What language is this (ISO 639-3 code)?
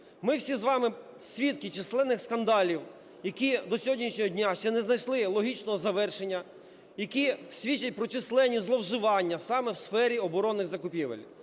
ukr